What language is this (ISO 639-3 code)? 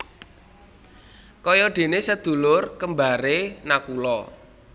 jav